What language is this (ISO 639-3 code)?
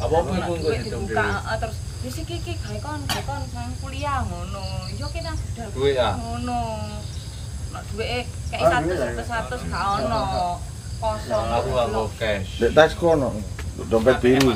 ind